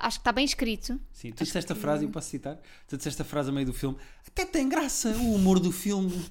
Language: Portuguese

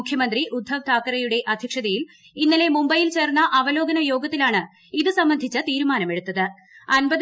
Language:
Malayalam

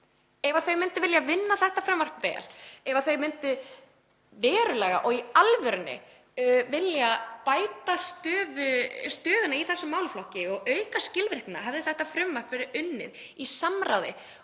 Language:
Icelandic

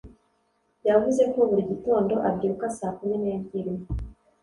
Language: Kinyarwanda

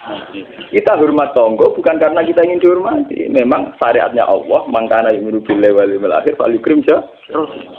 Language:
Indonesian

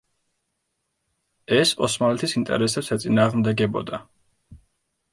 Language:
Georgian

